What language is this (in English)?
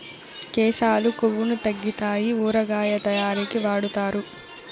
Telugu